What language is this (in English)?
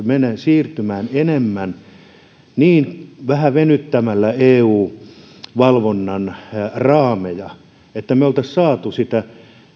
Finnish